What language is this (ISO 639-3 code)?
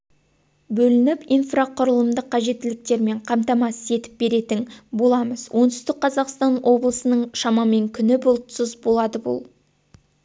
kaz